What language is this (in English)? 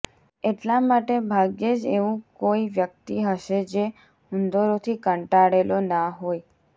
Gujarati